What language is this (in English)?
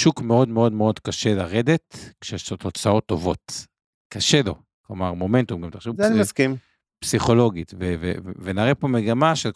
Hebrew